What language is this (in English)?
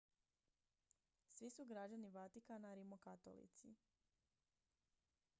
Croatian